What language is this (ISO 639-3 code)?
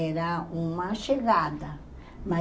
por